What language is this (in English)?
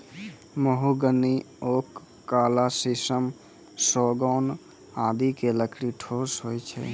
Maithili